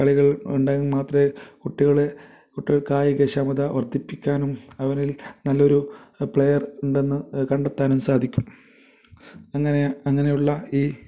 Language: Malayalam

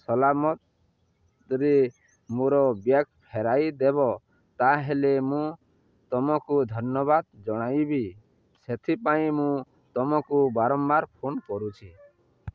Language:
Odia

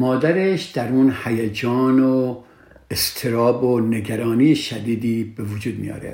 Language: Persian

